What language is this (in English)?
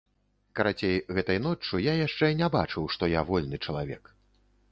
Belarusian